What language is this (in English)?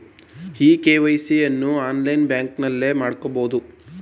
Kannada